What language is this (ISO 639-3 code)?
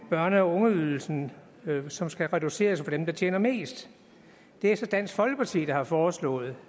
dan